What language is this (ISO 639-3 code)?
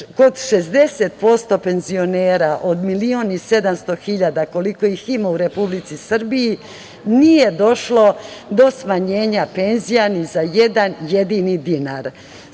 srp